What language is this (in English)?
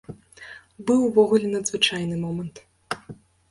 Belarusian